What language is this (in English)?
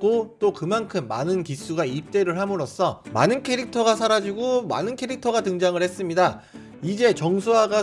Korean